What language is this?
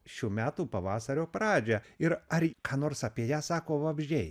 Lithuanian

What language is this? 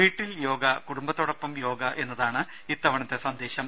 Malayalam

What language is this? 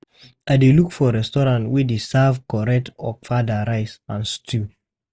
Nigerian Pidgin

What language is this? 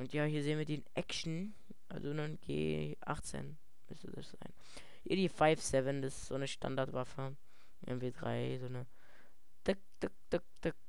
German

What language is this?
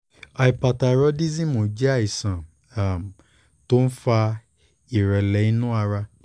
Yoruba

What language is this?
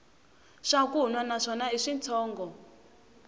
Tsonga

